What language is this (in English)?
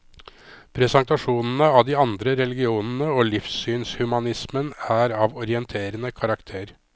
Norwegian